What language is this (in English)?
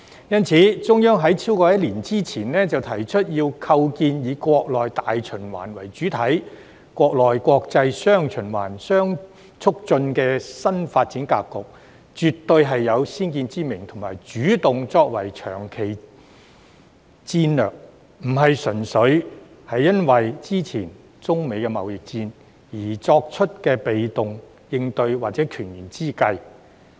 Cantonese